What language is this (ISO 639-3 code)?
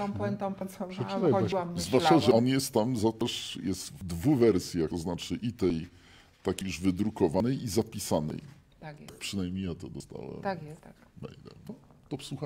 pol